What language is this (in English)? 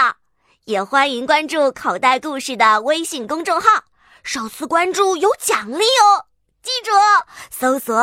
Chinese